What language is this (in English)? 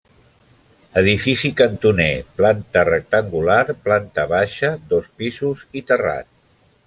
Catalan